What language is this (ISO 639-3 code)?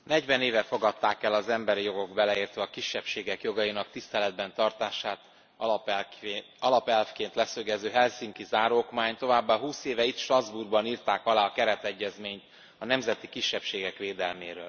hun